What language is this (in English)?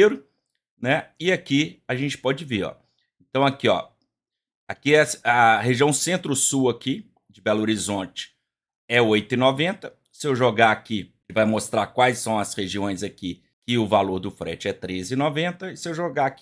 Portuguese